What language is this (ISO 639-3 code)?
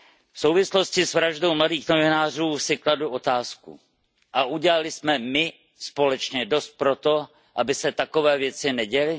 ces